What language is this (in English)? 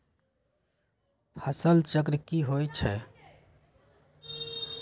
Magahi